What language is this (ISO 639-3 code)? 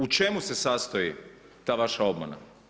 hrv